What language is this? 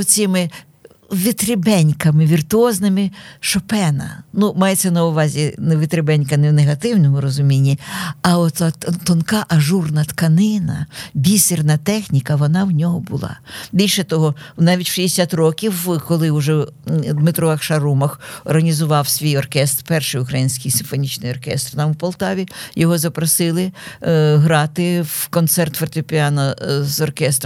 Ukrainian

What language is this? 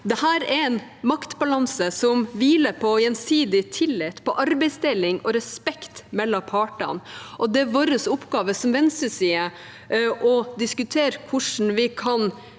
Norwegian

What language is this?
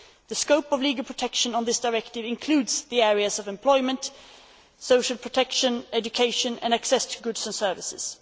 English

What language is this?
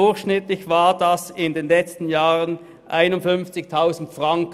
Swiss German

